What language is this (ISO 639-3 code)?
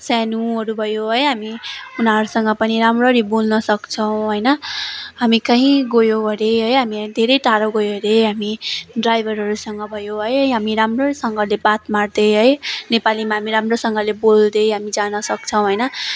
nep